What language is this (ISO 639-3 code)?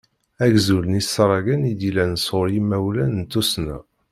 kab